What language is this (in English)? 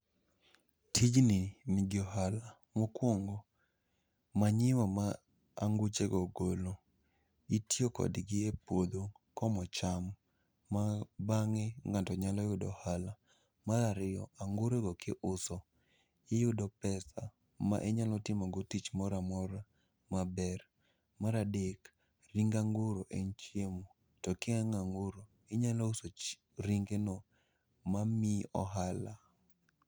Luo (Kenya and Tanzania)